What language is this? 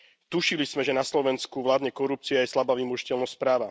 Slovak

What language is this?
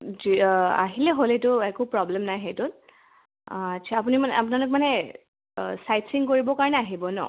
Assamese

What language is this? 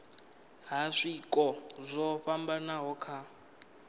Venda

